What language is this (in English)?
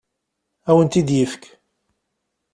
Kabyle